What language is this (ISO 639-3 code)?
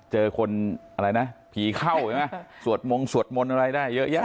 tha